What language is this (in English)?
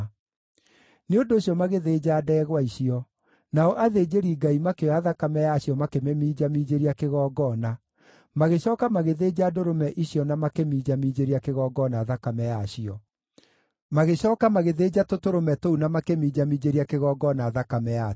Kikuyu